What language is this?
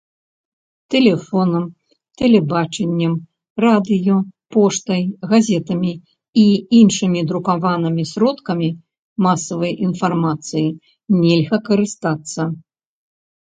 Belarusian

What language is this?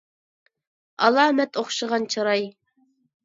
Uyghur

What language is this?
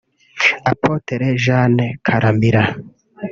Kinyarwanda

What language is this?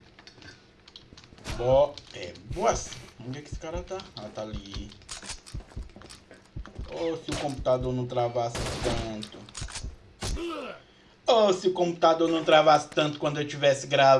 Portuguese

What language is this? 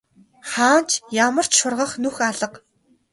Mongolian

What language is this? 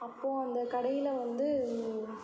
Tamil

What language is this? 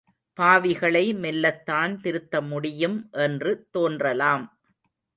Tamil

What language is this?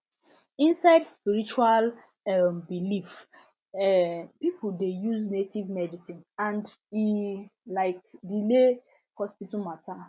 Nigerian Pidgin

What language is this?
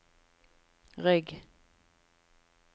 Norwegian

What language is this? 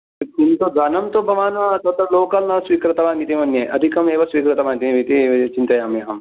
Sanskrit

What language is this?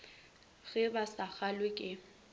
Northern Sotho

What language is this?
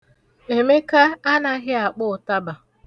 Igbo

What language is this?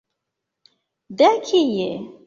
Esperanto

